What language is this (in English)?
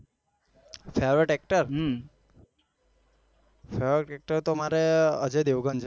Gujarati